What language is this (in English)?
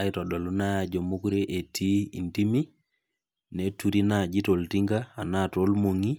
Masai